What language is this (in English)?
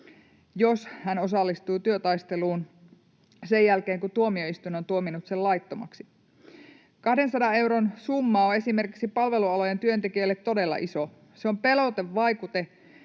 Finnish